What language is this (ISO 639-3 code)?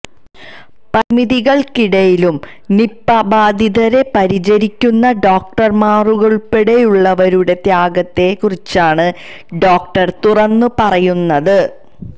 mal